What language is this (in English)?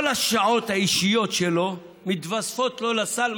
Hebrew